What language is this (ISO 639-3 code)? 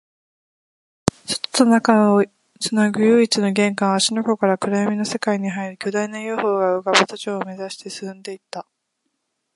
jpn